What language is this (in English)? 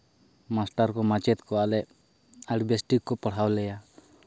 Santali